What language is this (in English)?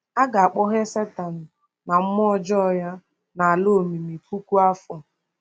Igbo